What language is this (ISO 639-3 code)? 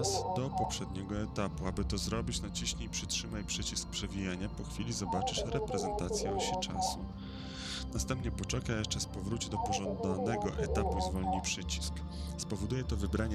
pol